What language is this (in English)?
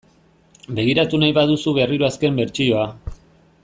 Basque